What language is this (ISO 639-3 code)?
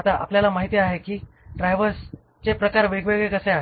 mar